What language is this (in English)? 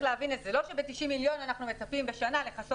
Hebrew